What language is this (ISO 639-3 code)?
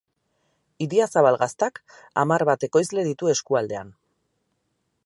eus